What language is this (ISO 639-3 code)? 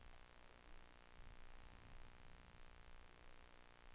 swe